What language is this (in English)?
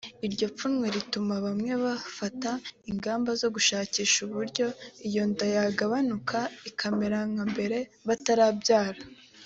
Kinyarwanda